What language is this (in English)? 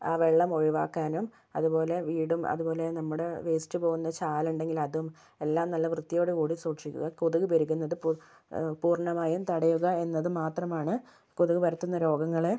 Malayalam